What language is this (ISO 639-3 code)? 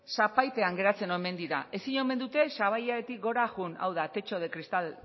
eus